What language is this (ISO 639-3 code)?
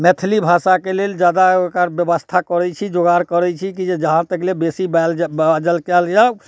mai